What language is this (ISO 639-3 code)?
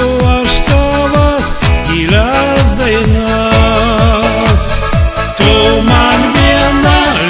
ron